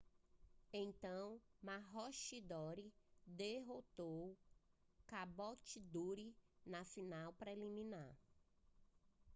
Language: Portuguese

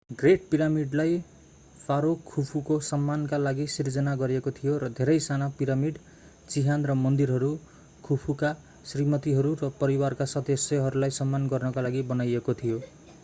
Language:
Nepali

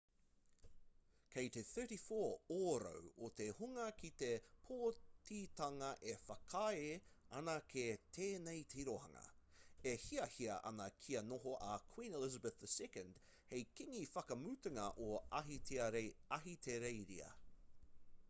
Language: Māori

